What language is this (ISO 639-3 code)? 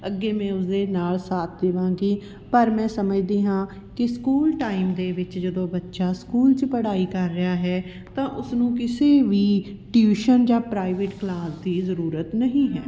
pan